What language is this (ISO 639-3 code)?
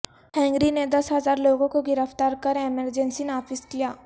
urd